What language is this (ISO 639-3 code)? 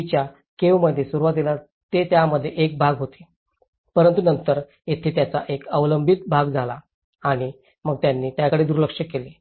mar